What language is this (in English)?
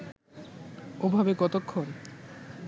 Bangla